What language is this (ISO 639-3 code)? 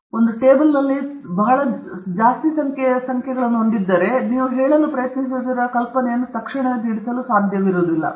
kan